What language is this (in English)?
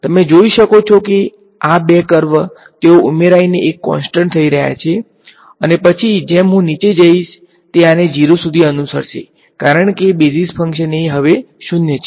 Gujarati